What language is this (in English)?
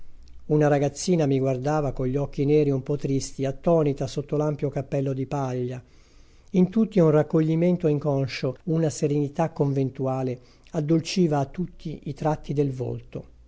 Italian